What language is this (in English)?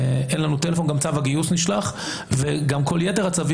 Hebrew